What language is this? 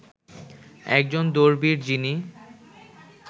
Bangla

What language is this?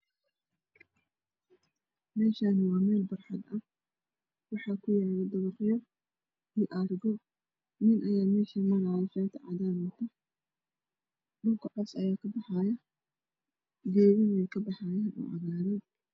Somali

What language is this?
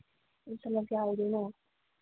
Manipuri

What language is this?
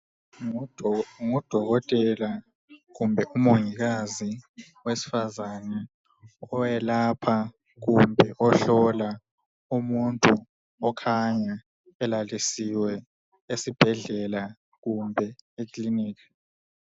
North Ndebele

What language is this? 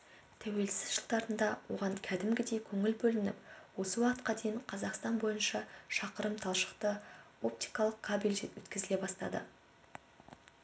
Kazakh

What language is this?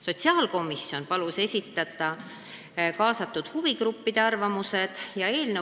Estonian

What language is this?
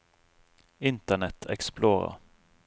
Norwegian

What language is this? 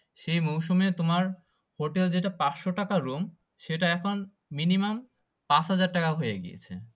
Bangla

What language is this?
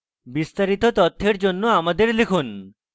Bangla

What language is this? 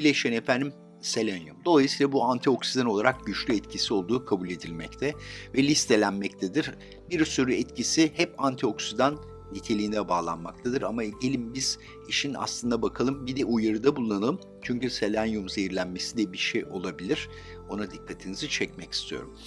Turkish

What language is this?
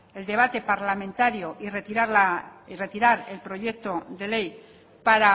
Spanish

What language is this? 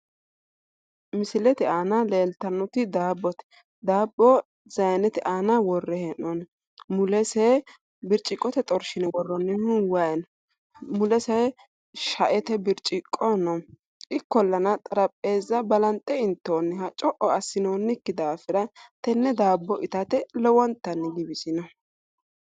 Sidamo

